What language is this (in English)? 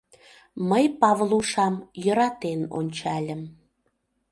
Mari